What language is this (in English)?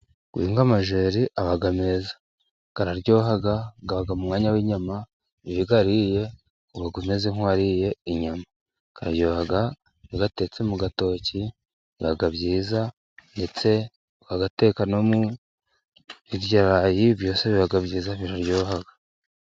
Kinyarwanda